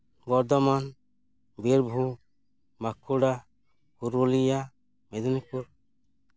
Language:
Santali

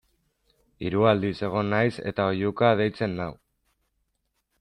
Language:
Basque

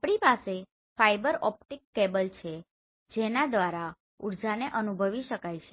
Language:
Gujarati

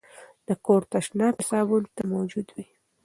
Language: Pashto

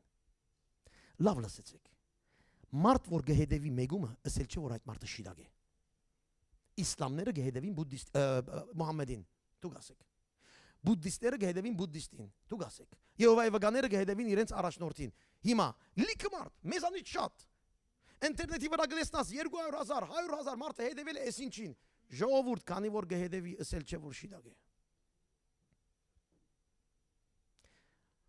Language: Turkish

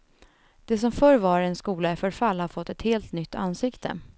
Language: Swedish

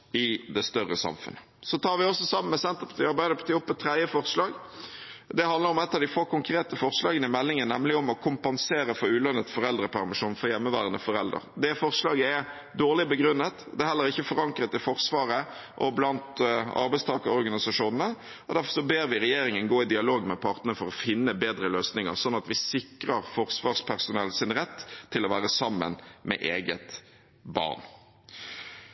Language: Norwegian Bokmål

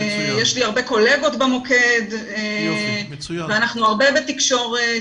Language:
Hebrew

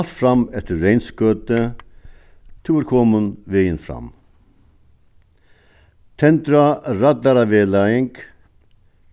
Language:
Faroese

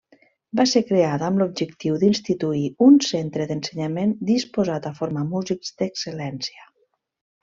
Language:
Catalan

